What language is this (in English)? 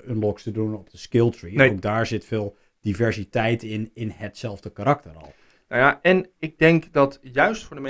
Dutch